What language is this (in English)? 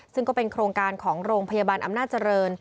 Thai